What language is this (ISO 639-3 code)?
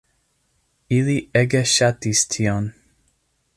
epo